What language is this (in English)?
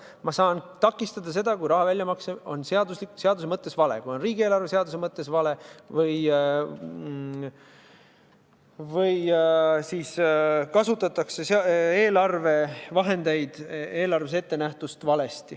Estonian